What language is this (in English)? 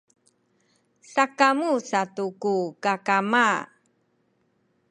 Sakizaya